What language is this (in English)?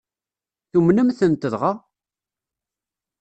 Kabyle